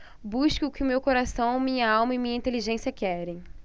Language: Portuguese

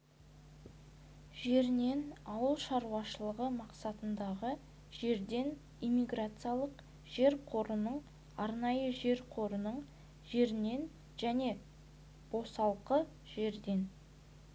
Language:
Kazakh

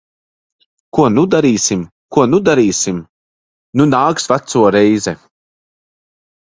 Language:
Latvian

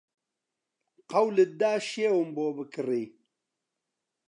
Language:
Central Kurdish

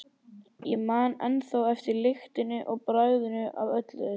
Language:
Icelandic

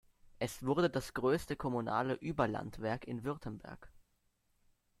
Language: German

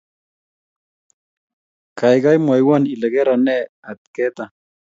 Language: Kalenjin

